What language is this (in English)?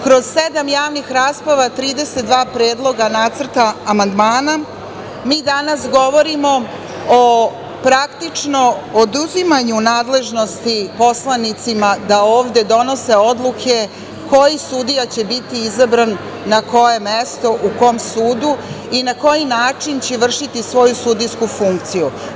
Serbian